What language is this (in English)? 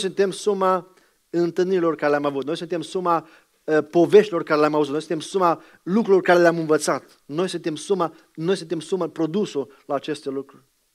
Romanian